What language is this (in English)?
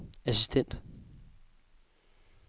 Danish